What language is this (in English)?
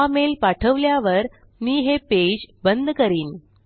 Marathi